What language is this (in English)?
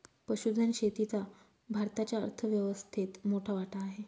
Marathi